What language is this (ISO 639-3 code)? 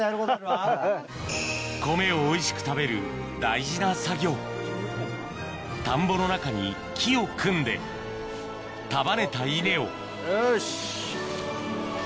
jpn